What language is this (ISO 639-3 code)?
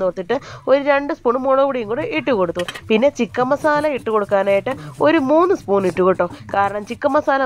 mal